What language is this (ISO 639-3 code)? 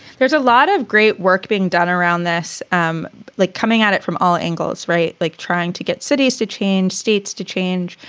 eng